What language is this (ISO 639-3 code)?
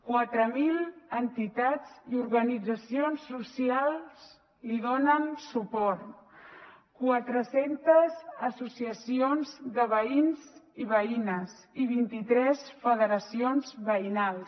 cat